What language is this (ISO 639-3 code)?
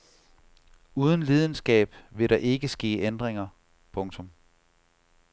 dan